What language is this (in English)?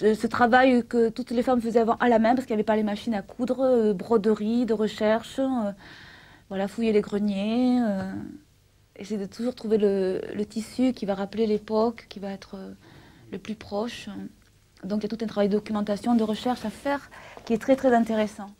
French